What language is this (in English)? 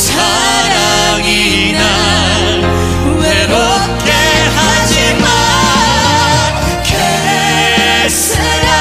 Korean